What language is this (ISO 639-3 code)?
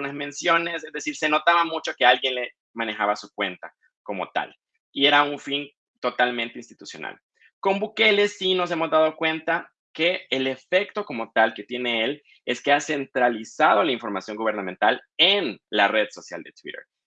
spa